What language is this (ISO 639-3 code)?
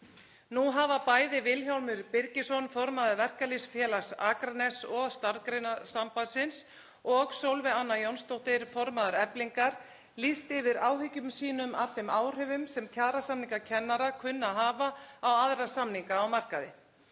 isl